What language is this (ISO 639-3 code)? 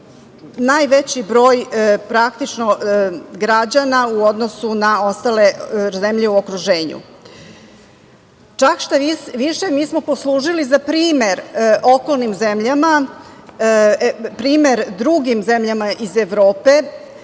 srp